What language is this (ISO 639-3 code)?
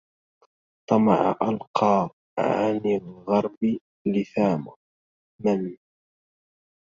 ara